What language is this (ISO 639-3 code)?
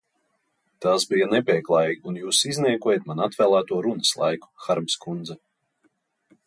lav